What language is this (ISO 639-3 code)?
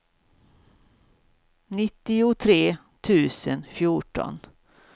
swe